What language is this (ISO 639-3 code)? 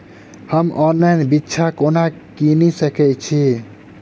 mai